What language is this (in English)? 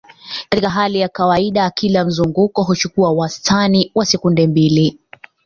Swahili